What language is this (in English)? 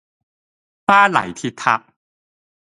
Cantonese